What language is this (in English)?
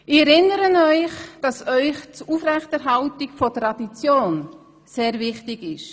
Swiss German